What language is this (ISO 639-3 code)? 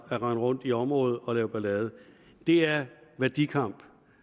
dan